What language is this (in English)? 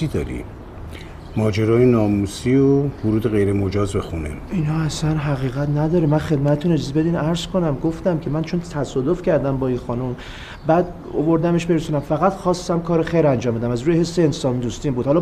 Persian